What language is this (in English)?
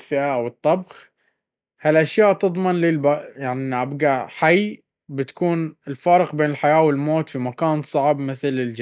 Baharna Arabic